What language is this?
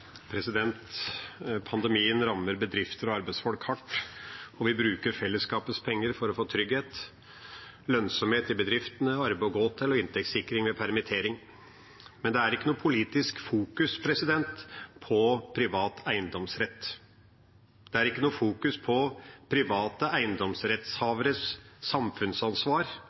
Norwegian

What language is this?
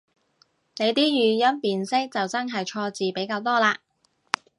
Cantonese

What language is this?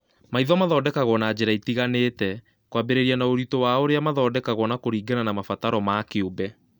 Kikuyu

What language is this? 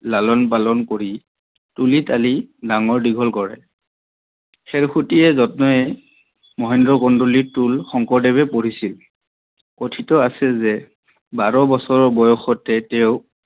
Assamese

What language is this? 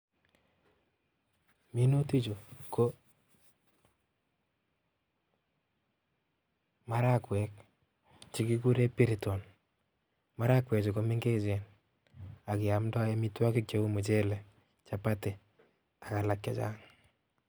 Kalenjin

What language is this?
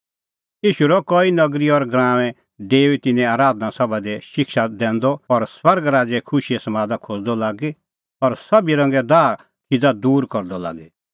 Kullu Pahari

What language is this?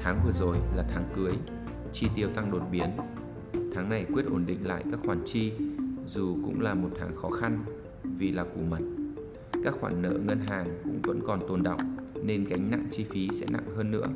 Vietnamese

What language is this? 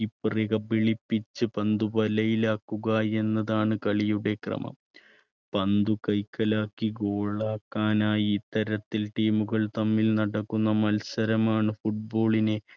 Malayalam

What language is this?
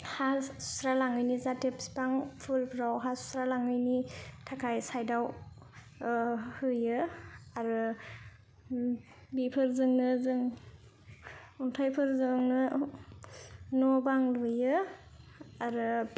Bodo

